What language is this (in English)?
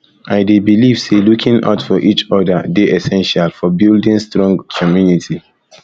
Nigerian Pidgin